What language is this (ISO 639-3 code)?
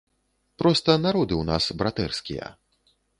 bel